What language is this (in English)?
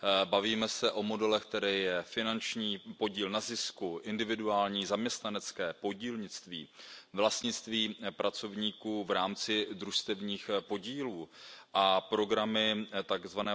Czech